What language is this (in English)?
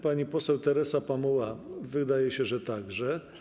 Polish